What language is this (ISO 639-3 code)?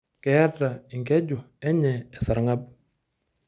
mas